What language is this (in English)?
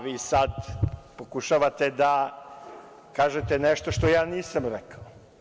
Serbian